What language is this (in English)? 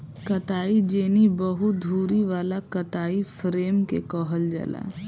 Bhojpuri